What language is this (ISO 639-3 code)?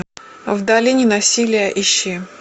rus